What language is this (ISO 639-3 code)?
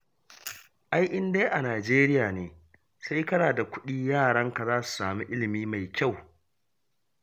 hau